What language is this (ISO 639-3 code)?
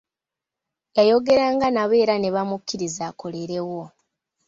lug